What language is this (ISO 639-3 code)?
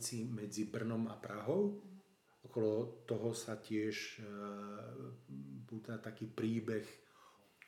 slk